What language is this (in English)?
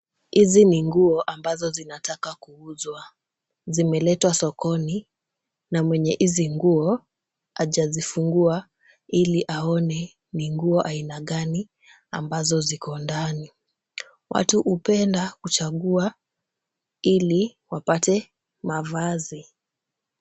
Swahili